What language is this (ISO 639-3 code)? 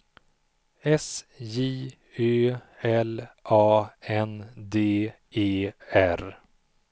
swe